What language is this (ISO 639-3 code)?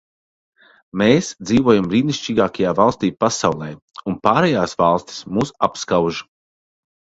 lav